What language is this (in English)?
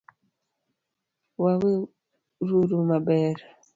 Luo (Kenya and Tanzania)